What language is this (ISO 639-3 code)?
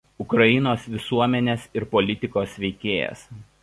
lit